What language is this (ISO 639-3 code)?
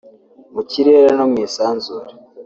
kin